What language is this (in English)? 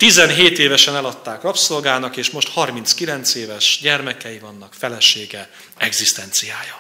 Hungarian